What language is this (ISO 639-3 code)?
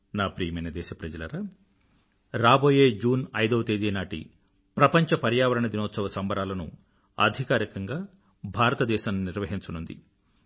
tel